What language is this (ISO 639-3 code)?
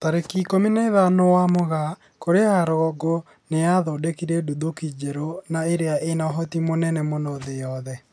kik